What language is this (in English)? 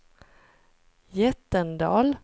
Swedish